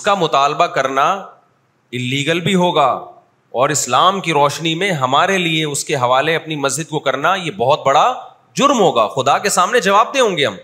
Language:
Urdu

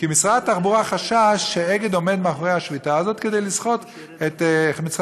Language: Hebrew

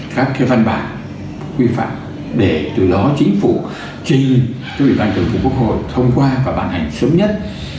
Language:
Vietnamese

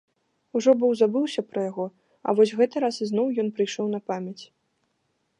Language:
Belarusian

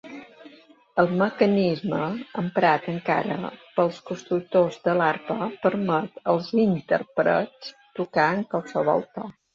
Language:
Catalan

